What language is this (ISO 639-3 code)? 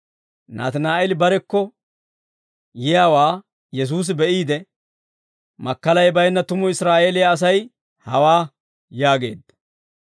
dwr